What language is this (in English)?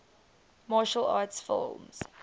English